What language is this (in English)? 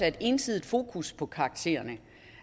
Danish